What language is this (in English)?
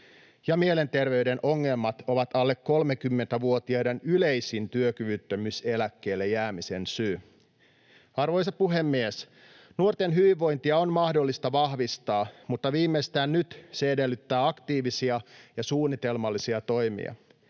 Finnish